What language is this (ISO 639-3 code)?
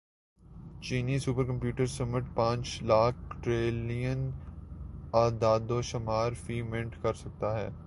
urd